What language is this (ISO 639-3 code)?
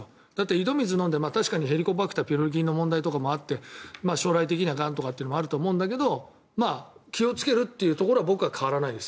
jpn